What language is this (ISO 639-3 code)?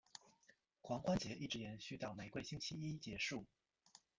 zho